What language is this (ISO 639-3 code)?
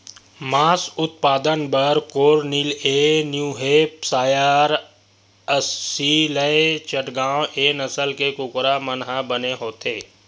hne